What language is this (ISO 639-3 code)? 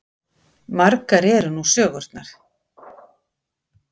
isl